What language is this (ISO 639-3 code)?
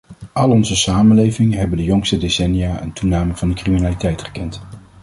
nld